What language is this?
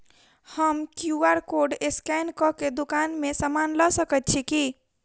Maithili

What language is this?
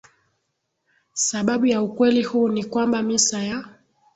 Swahili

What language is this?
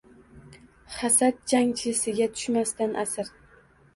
Uzbek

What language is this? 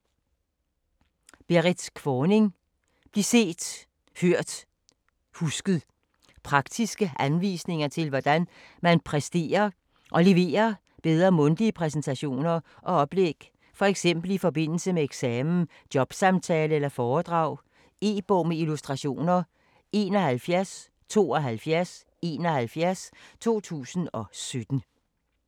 Danish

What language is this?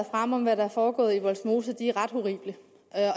Danish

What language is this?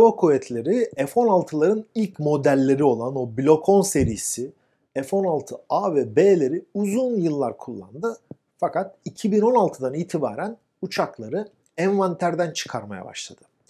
Turkish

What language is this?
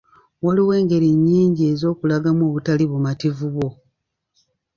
Ganda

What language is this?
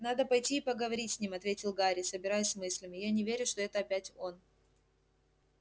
Russian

